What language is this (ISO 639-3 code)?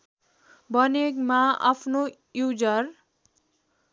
nep